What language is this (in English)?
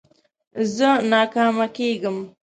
Pashto